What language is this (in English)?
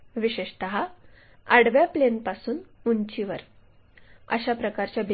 Marathi